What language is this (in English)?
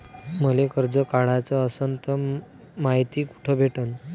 Marathi